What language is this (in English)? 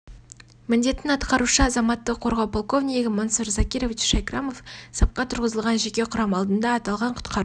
Kazakh